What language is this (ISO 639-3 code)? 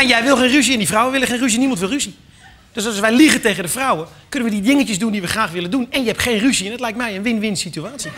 nld